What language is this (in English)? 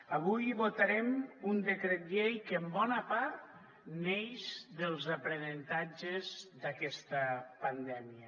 Catalan